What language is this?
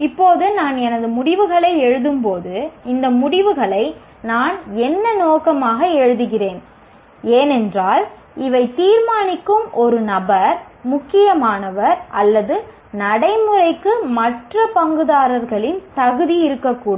Tamil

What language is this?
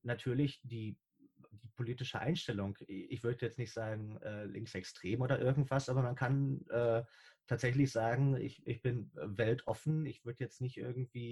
German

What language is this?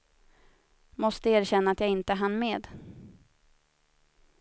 Swedish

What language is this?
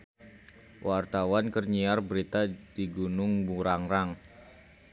Sundanese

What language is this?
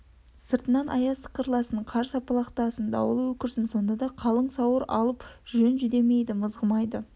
Kazakh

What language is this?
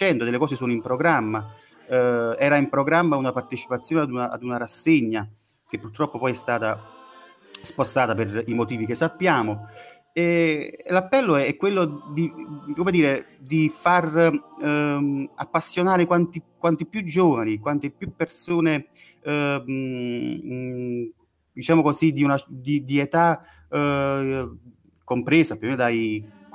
Italian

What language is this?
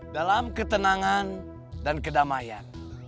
Indonesian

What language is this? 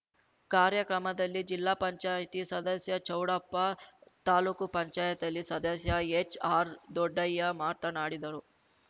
Kannada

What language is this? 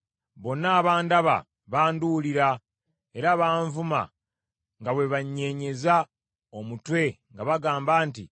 Ganda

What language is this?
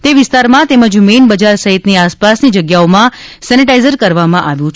Gujarati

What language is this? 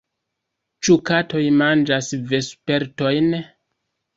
Esperanto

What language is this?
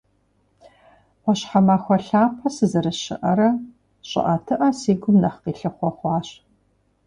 Kabardian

